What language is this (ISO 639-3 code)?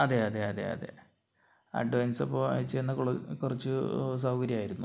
mal